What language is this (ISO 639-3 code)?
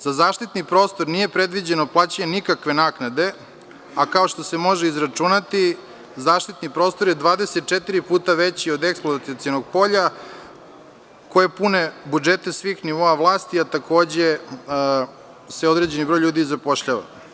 srp